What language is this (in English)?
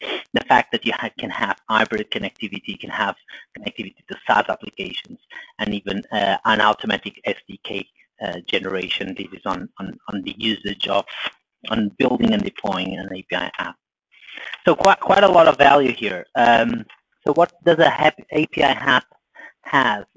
English